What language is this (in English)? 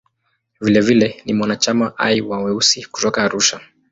Swahili